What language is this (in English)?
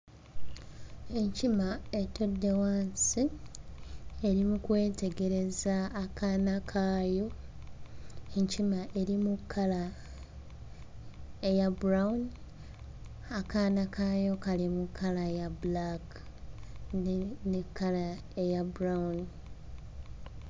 Ganda